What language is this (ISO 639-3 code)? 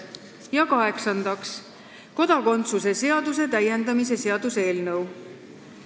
est